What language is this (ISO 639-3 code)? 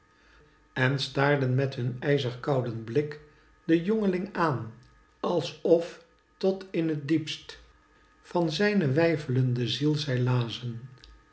nld